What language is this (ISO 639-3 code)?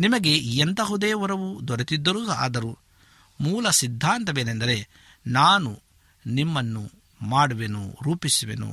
kan